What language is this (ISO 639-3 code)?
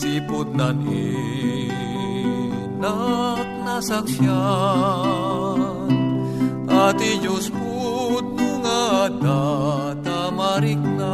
fil